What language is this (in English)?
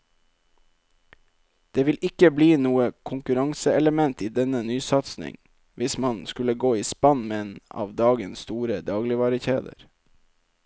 Norwegian